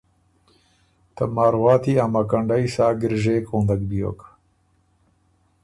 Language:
Ormuri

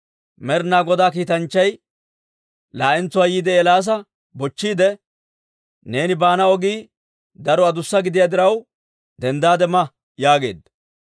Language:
Dawro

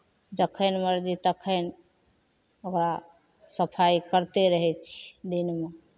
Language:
Maithili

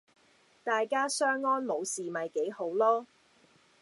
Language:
Cantonese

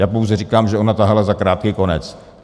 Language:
Czech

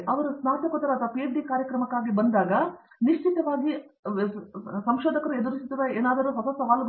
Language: Kannada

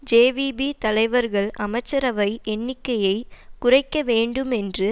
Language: Tamil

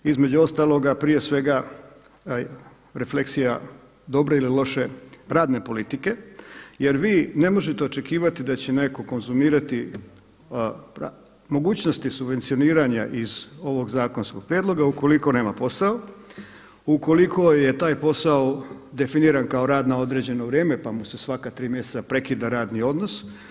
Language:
Croatian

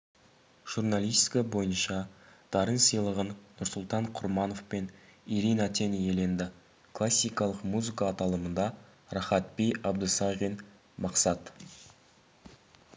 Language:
Kazakh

